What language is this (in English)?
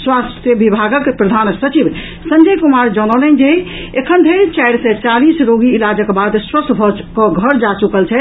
Maithili